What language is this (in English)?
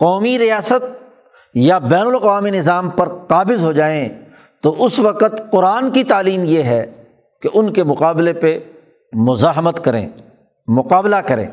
Urdu